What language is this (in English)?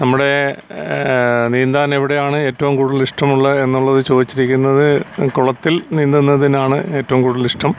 Malayalam